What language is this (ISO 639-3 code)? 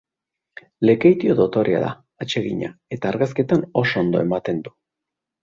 eus